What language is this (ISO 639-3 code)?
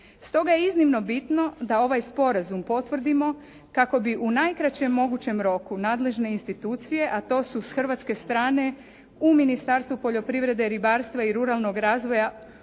hrv